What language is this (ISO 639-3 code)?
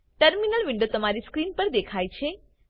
guj